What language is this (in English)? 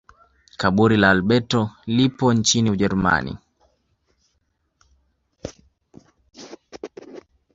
Swahili